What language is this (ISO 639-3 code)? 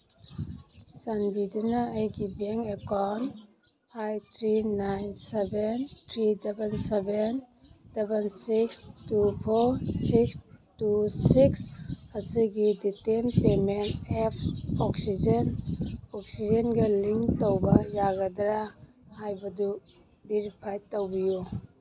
mni